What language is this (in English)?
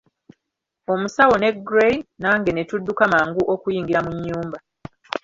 Ganda